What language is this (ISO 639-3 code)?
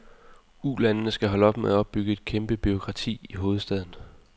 dan